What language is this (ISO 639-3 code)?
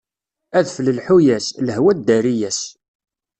kab